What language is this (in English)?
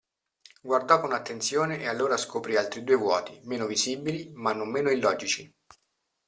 Italian